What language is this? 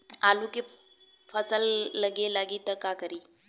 Bhojpuri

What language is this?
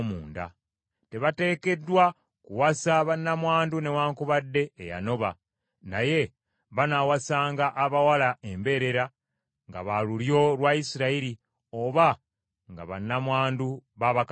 Ganda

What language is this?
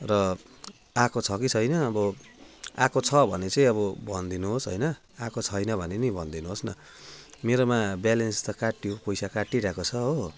Nepali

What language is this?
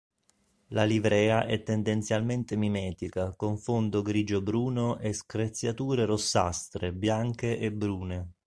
Italian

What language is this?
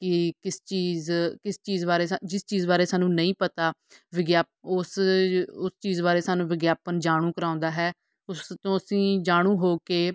Punjabi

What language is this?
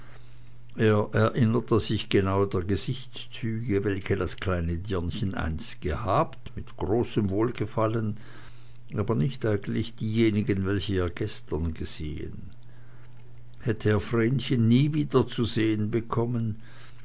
German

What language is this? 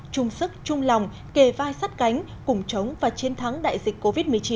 Vietnamese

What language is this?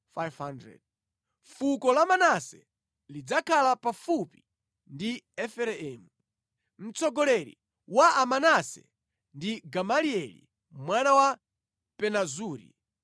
Nyanja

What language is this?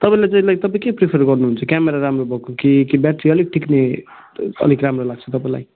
Nepali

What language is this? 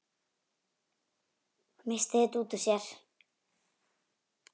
Icelandic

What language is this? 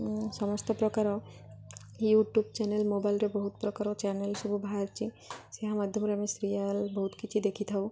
Odia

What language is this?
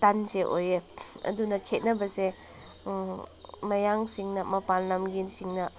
Manipuri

